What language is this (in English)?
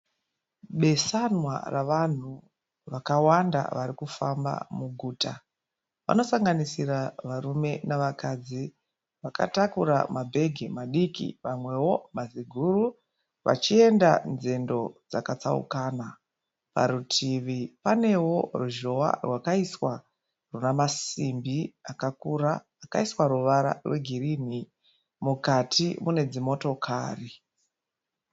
Shona